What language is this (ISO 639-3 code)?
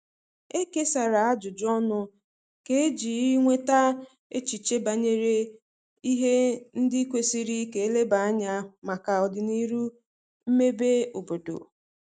ibo